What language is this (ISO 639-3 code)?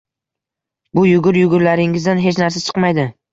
uzb